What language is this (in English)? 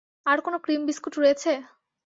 Bangla